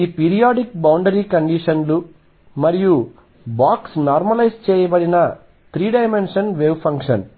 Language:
Telugu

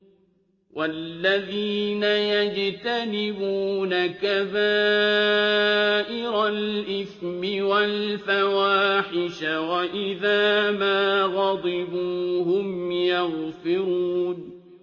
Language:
Arabic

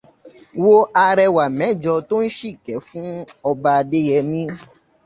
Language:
Yoruba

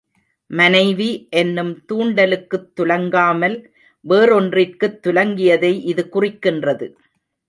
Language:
Tamil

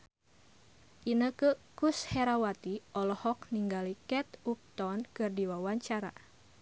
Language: Sundanese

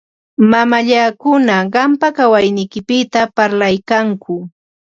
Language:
Ambo-Pasco Quechua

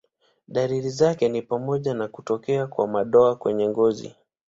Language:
Swahili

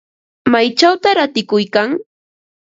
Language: Ambo-Pasco Quechua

